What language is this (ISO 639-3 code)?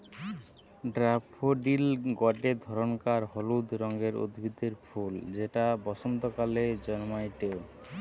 ben